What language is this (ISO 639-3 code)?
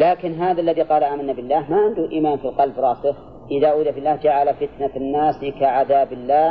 ara